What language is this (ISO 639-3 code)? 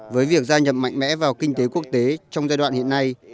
vie